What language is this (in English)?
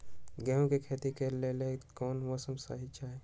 Magahi